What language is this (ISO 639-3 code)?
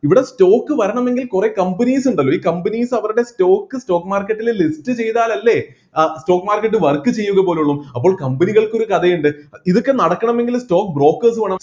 mal